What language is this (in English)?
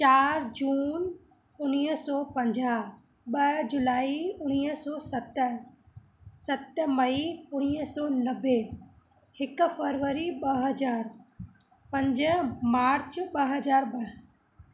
Sindhi